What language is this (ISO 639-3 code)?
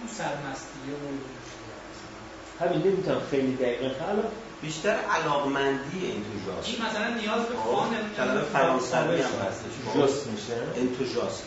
fas